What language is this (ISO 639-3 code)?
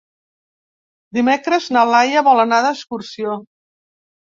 cat